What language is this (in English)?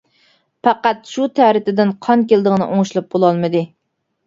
Uyghur